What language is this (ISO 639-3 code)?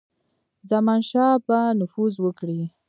pus